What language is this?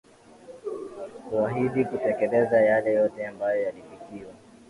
Swahili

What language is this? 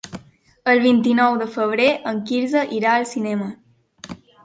Catalan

